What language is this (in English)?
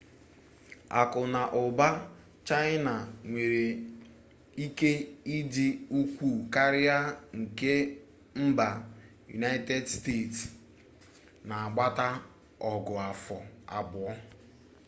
Igbo